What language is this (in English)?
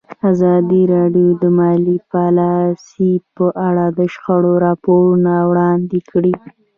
Pashto